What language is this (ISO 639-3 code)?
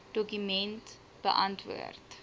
afr